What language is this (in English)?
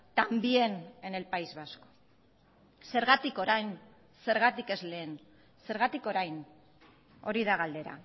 Basque